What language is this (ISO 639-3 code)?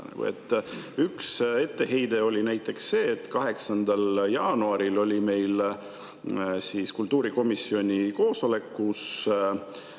est